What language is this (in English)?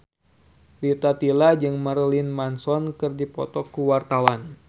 Sundanese